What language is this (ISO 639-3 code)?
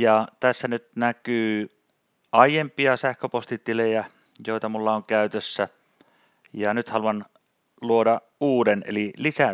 fin